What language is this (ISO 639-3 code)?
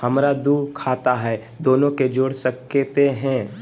mag